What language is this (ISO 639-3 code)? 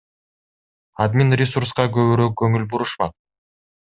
kir